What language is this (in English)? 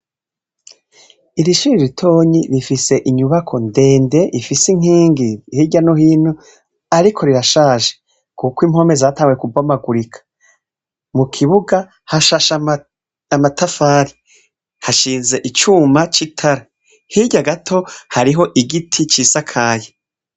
Rundi